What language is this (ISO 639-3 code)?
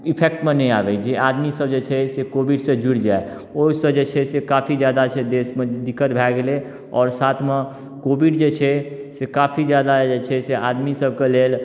mai